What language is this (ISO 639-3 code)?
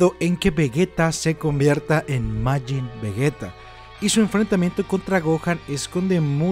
spa